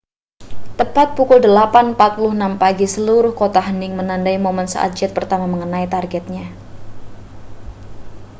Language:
Indonesian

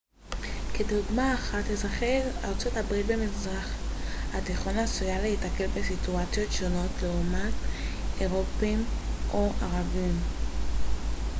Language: Hebrew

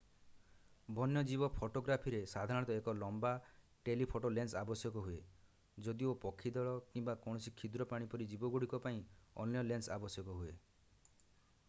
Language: Odia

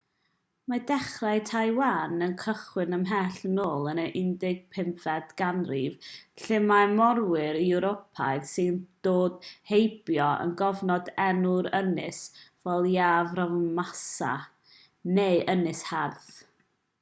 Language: Welsh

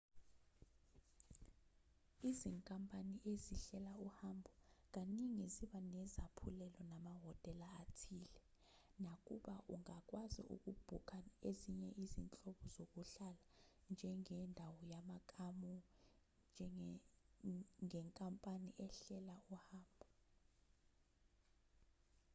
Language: Zulu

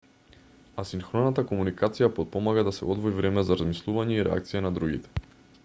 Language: Macedonian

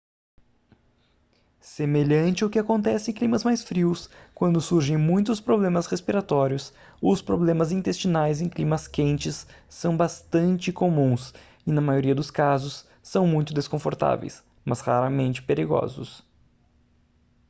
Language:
Portuguese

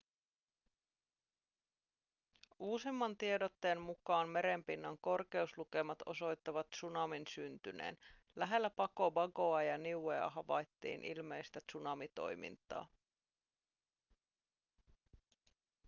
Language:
Finnish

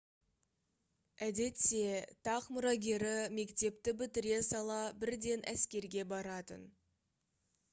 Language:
Kazakh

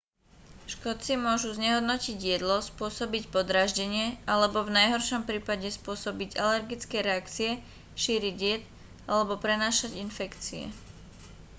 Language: Slovak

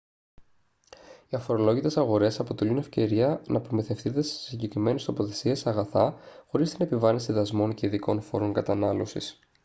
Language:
Greek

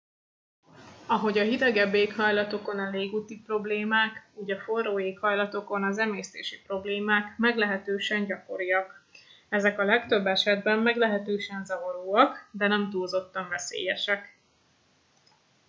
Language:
Hungarian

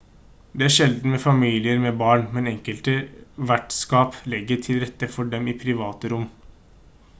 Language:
Norwegian Bokmål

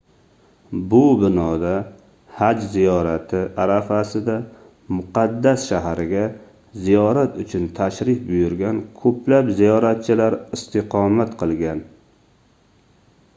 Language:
Uzbek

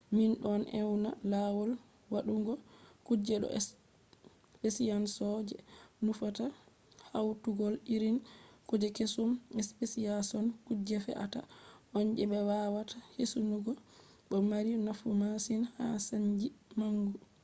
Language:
Fula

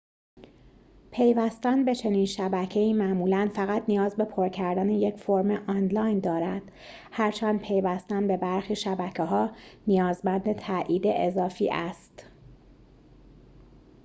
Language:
Persian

